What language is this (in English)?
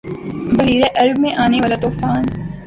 Urdu